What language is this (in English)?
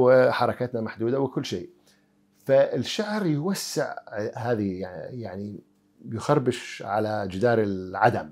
Arabic